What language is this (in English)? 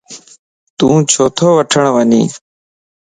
Lasi